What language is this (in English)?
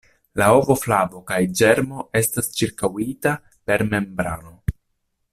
Esperanto